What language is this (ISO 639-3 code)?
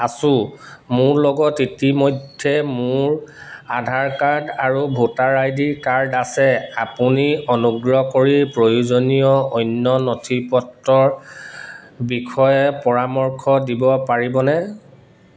asm